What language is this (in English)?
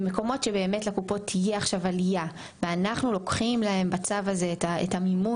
Hebrew